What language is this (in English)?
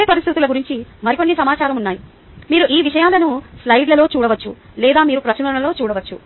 Telugu